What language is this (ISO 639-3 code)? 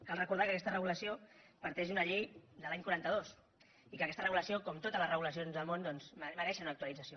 cat